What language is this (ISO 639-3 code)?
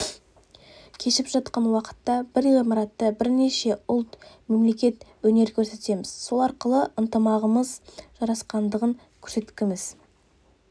kaz